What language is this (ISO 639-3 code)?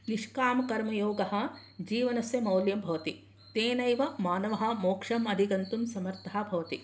san